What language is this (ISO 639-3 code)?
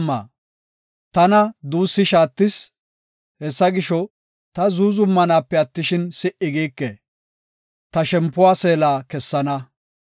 gof